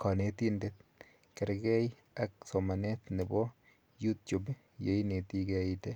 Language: Kalenjin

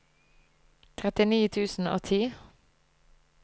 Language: Norwegian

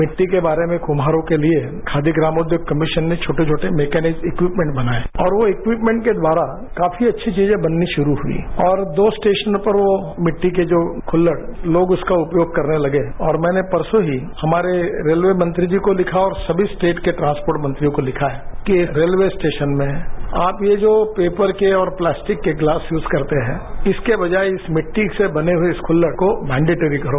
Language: Hindi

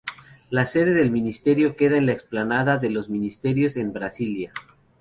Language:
Spanish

